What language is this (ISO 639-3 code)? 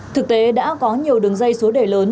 vie